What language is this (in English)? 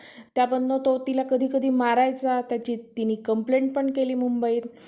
Marathi